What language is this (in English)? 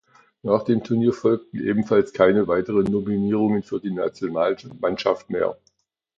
German